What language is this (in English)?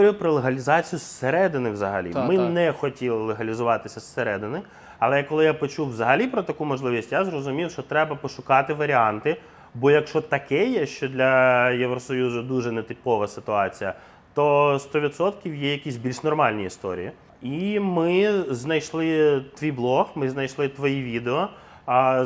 Ukrainian